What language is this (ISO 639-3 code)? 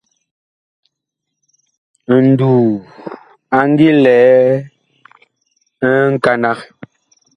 bkh